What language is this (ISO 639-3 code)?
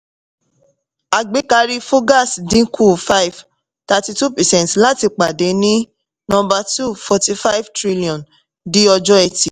yor